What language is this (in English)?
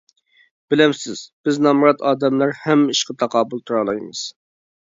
Uyghur